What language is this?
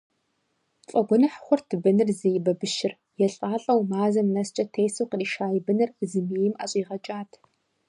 Kabardian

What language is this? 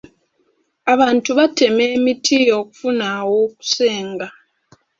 Ganda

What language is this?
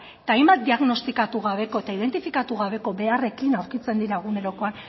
Basque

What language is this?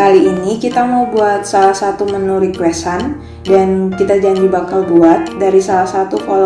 Indonesian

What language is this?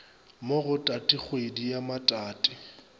Northern Sotho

